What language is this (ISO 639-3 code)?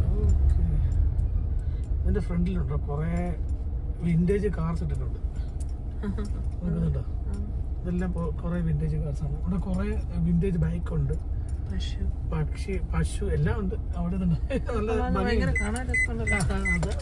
mal